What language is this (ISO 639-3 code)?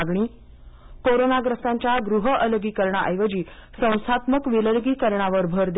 mar